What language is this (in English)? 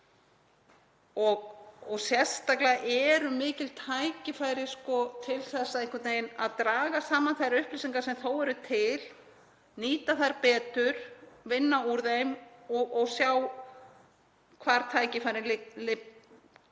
Icelandic